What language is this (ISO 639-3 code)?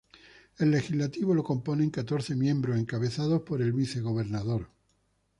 spa